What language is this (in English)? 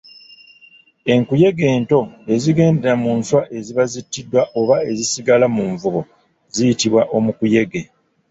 Ganda